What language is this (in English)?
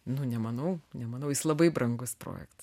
Lithuanian